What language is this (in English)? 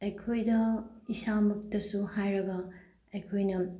Manipuri